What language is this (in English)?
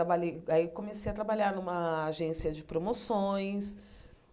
Portuguese